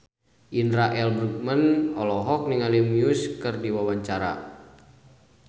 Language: Sundanese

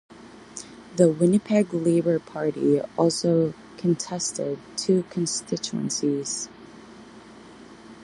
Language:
English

